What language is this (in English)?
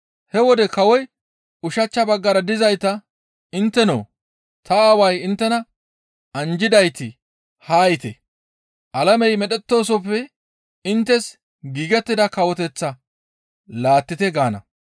Gamo